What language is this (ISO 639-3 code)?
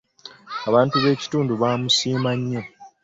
lug